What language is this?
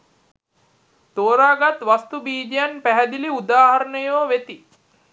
Sinhala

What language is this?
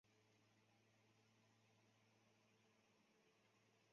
Chinese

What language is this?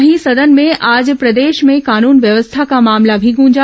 Hindi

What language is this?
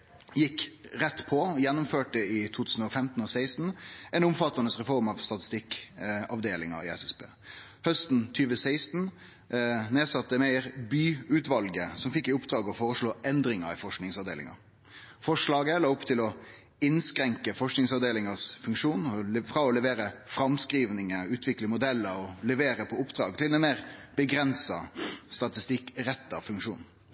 Norwegian Nynorsk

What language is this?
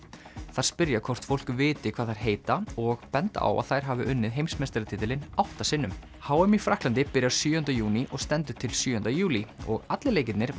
Icelandic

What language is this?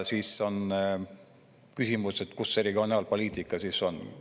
Estonian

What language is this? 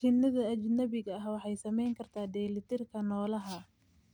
Somali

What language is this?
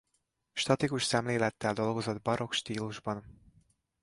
Hungarian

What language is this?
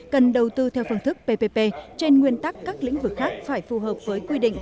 Vietnamese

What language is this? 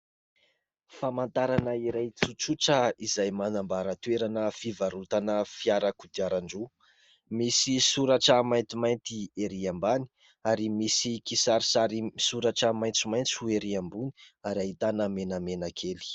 Malagasy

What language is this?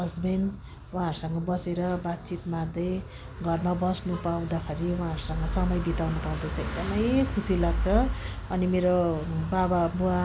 Nepali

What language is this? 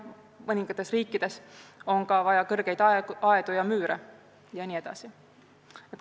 Estonian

